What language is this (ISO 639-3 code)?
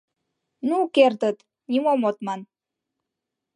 chm